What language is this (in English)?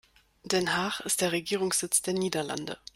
German